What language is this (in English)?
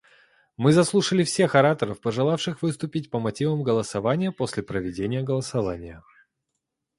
Russian